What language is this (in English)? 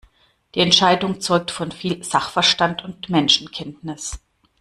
German